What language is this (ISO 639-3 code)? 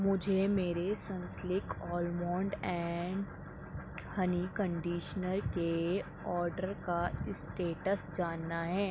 urd